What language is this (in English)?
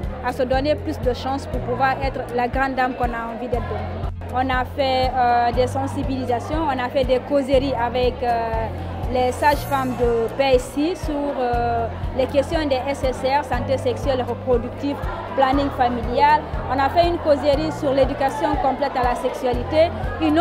French